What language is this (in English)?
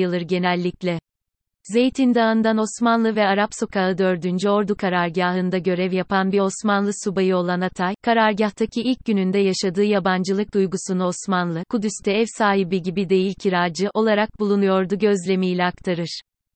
Turkish